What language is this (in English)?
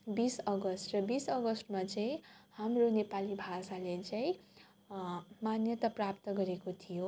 Nepali